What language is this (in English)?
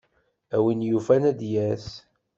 Kabyle